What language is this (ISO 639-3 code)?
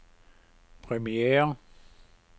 dan